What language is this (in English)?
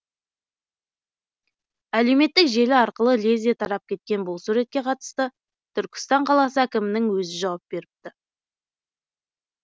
Kazakh